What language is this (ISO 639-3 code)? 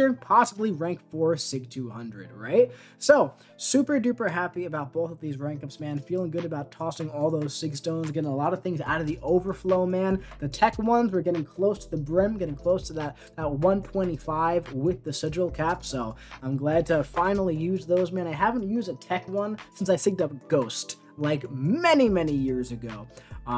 eng